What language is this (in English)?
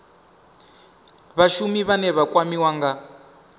Venda